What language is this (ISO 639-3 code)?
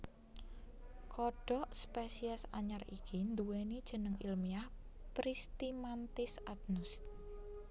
jav